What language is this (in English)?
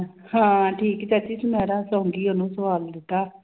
Punjabi